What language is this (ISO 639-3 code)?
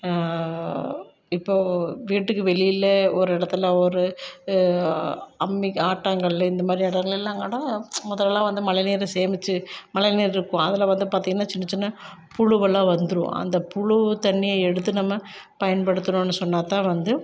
tam